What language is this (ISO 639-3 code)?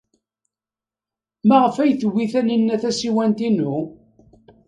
kab